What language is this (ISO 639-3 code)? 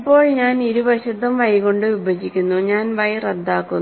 mal